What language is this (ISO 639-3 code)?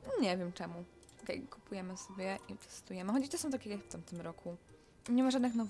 pol